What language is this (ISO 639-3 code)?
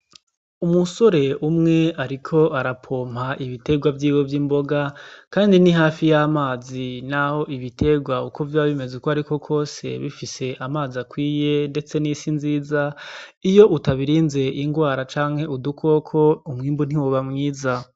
run